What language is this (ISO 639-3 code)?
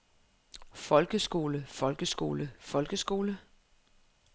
dan